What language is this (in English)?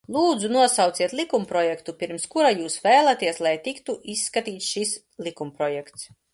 Latvian